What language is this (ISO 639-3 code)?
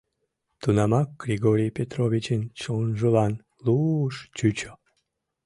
chm